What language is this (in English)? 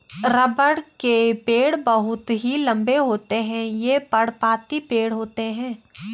Hindi